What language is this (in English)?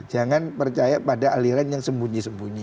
Indonesian